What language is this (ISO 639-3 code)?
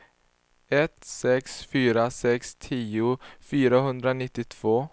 swe